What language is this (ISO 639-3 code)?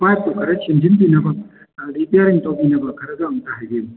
mni